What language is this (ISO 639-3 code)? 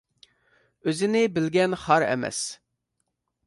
uig